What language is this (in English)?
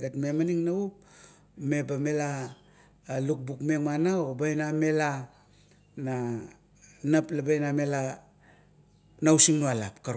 Kuot